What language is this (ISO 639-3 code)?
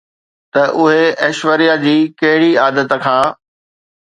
snd